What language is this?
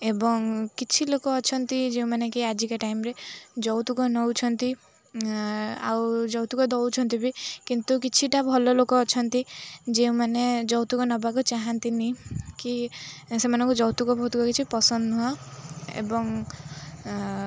Odia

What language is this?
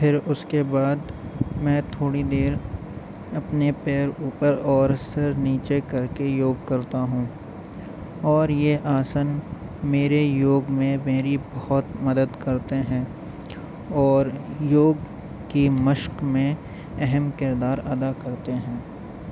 Urdu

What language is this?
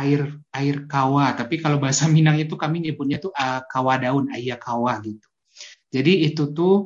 Indonesian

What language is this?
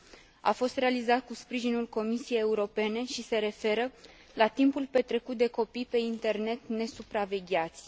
Romanian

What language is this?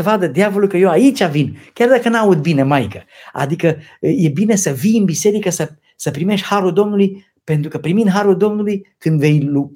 Romanian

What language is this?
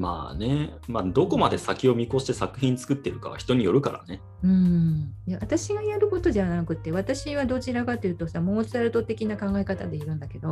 Japanese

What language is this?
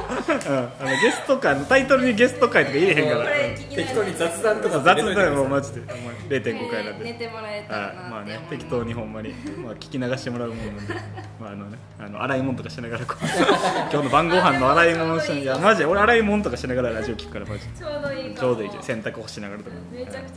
Japanese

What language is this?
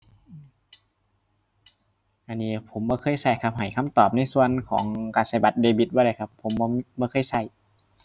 Thai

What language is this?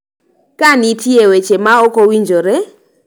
Luo (Kenya and Tanzania)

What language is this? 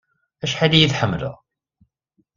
Kabyle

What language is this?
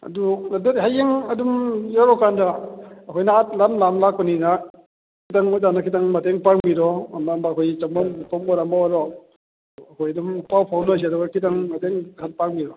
Manipuri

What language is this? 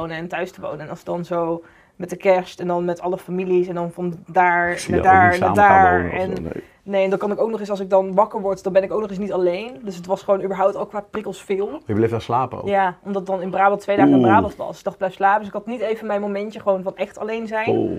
Dutch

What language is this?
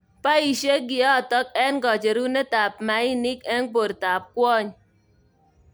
Kalenjin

